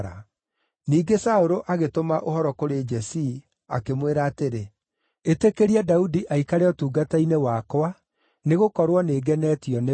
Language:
Kikuyu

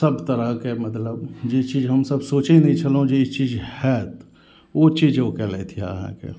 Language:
Maithili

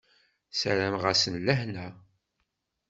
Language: Kabyle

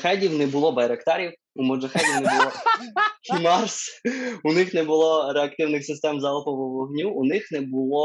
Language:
Ukrainian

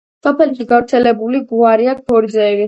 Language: Georgian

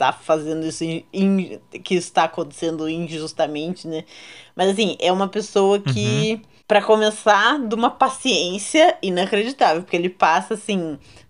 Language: Portuguese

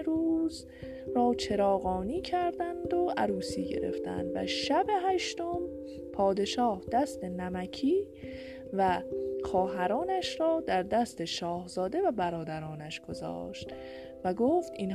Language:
Persian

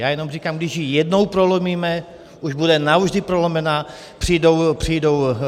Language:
Czech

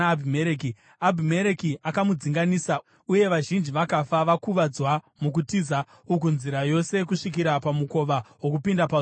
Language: Shona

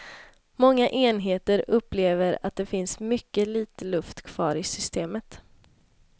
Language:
Swedish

